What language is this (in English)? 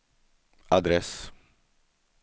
Swedish